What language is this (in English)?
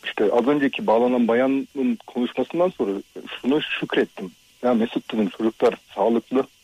Turkish